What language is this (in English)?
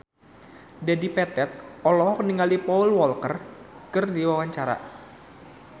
Sundanese